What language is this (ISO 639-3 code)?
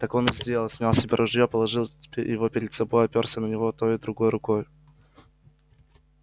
rus